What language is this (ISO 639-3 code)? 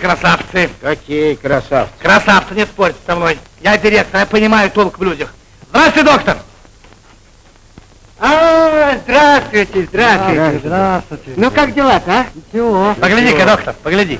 rus